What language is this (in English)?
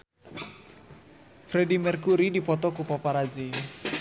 Sundanese